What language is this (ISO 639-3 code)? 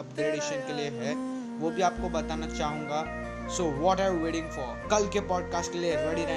hin